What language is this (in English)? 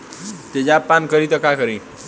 Bhojpuri